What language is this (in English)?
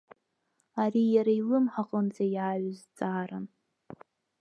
Abkhazian